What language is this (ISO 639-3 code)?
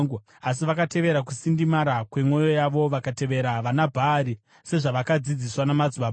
sna